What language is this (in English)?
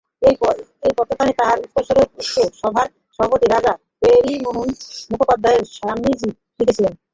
Bangla